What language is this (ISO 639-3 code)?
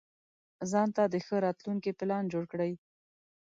pus